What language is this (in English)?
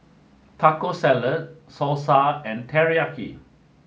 English